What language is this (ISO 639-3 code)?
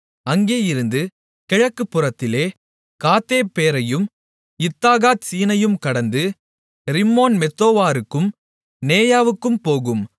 tam